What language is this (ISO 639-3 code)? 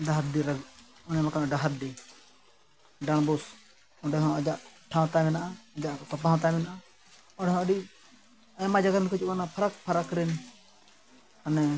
sat